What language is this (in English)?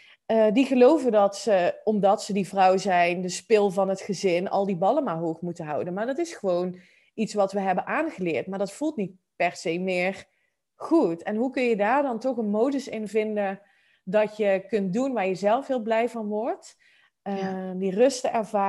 Dutch